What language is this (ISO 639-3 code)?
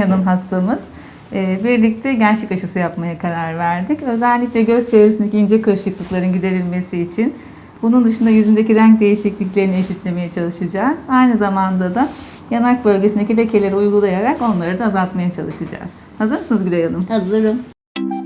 tur